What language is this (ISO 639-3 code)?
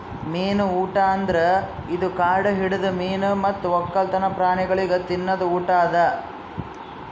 kan